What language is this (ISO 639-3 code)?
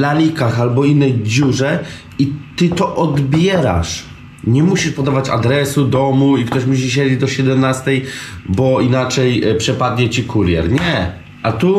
pol